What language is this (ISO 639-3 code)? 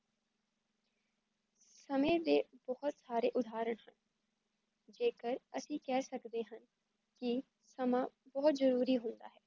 pan